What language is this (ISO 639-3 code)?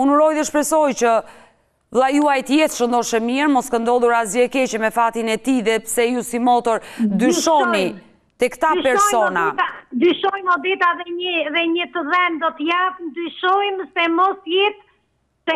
ron